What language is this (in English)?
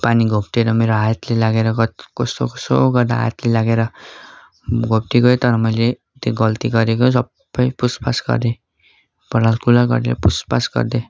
Nepali